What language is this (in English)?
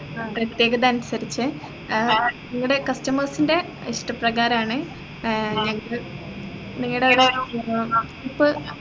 Malayalam